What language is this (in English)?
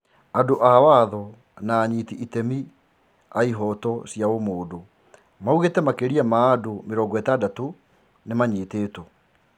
Kikuyu